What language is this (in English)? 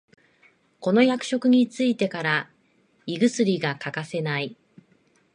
Japanese